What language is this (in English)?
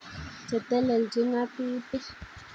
Kalenjin